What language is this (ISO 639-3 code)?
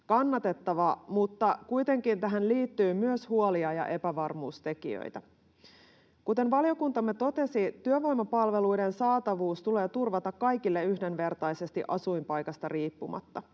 fin